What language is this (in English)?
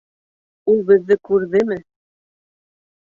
Bashkir